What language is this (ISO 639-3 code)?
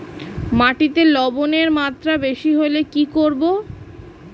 ben